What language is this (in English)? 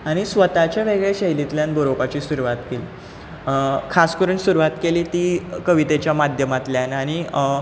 Konkani